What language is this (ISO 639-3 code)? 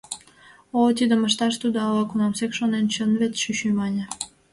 chm